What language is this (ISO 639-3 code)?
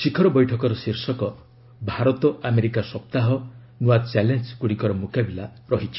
ori